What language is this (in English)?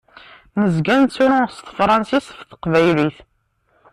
Kabyle